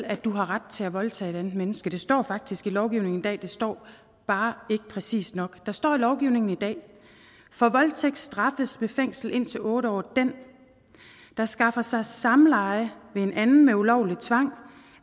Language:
Danish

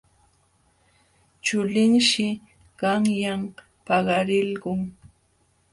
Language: Jauja Wanca Quechua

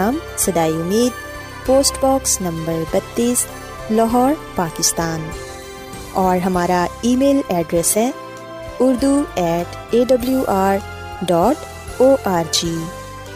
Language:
Urdu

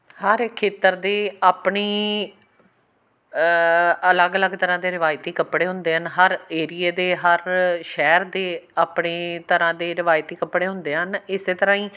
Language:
Punjabi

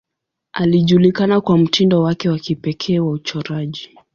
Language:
Swahili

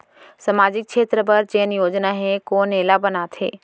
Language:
Chhattisgarhi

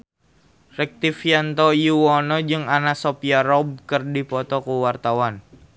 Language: Sundanese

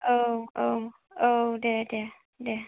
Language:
Bodo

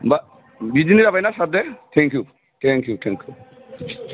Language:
Bodo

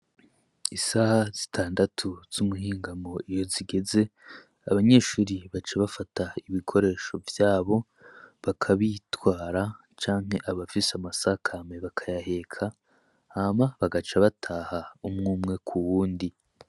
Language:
Rundi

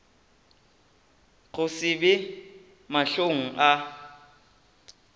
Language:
Northern Sotho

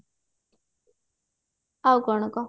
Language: Odia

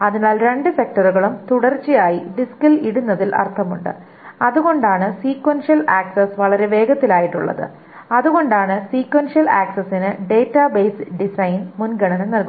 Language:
Malayalam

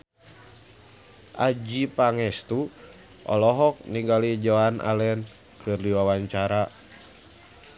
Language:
Sundanese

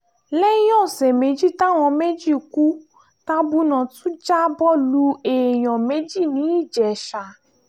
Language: Yoruba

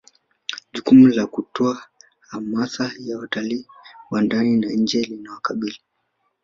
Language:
Swahili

